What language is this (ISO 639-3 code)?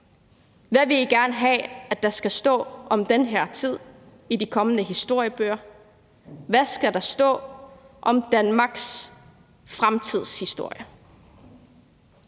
dan